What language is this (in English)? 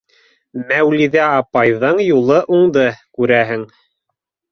Bashkir